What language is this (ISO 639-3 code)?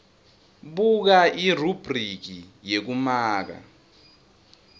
ssw